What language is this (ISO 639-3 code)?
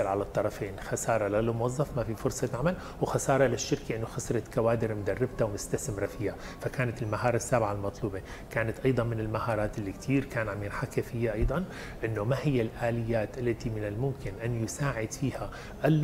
ara